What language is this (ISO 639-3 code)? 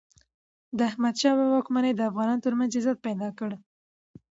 pus